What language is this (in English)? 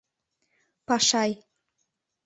Mari